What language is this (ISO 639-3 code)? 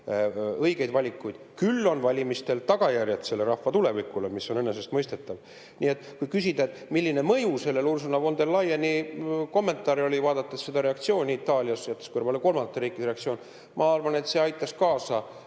est